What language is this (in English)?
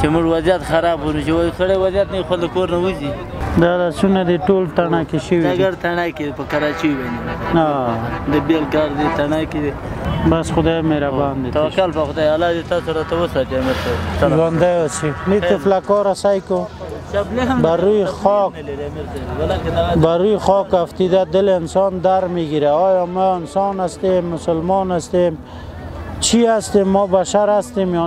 Persian